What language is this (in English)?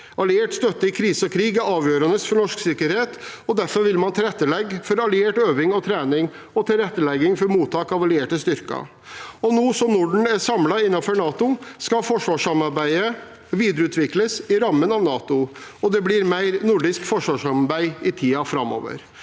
Norwegian